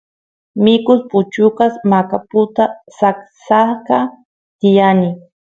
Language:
Santiago del Estero Quichua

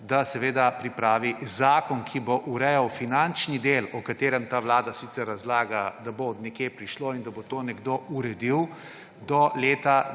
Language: Slovenian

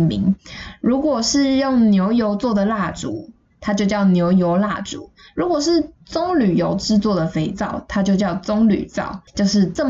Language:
Chinese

